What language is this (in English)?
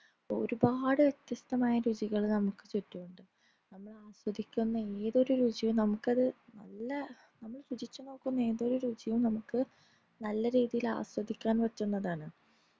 Malayalam